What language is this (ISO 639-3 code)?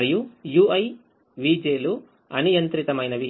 tel